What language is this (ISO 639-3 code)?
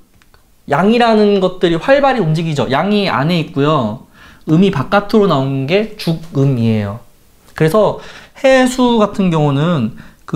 kor